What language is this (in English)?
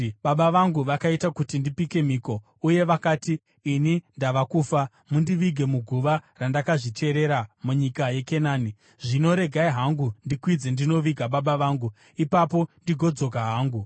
Shona